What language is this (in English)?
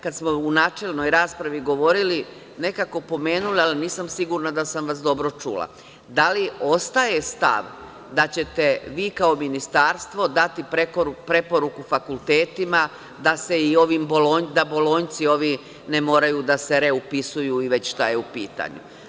Serbian